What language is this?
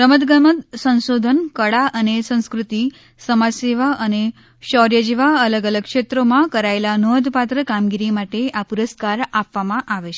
Gujarati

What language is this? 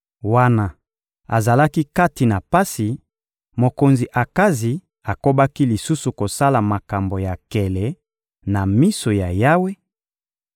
Lingala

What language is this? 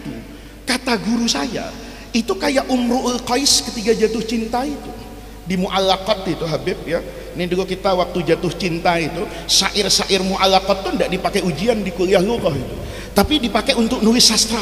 Indonesian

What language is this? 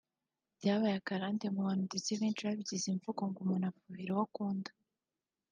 Kinyarwanda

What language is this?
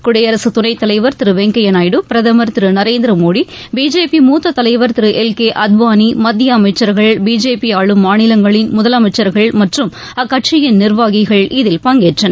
Tamil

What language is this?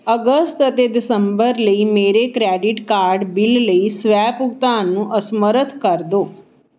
Punjabi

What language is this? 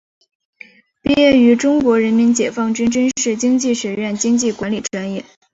Chinese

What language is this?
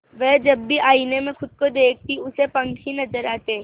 Hindi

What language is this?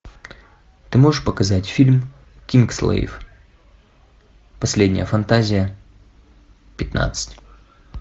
Russian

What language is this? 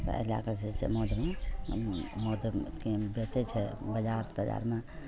Maithili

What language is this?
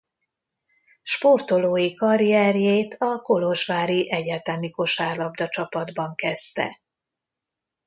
Hungarian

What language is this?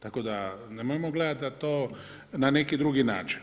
Croatian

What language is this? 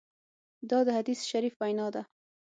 Pashto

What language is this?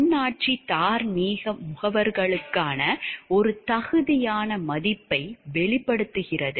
Tamil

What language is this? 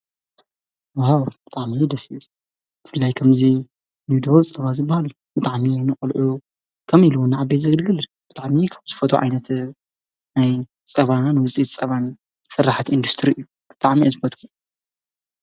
Tigrinya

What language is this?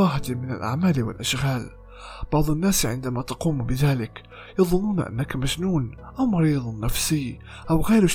Arabic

